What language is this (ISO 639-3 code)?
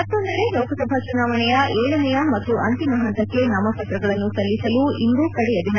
kan